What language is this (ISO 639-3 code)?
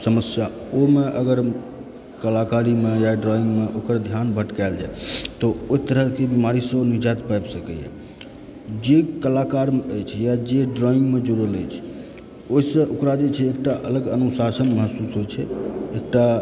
mai